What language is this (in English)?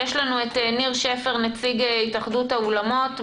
Hebrew